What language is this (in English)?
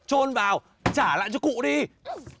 Vietnamese